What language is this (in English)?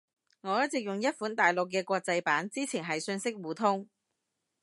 Cantonese